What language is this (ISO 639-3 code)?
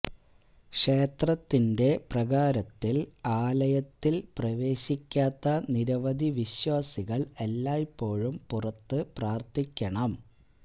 mal